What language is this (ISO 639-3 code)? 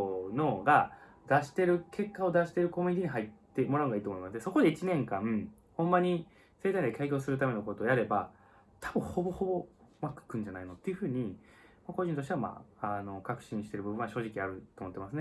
jpn